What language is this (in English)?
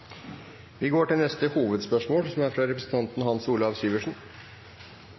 Norwegian